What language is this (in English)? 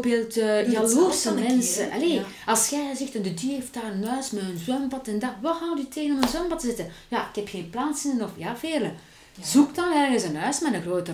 Dutch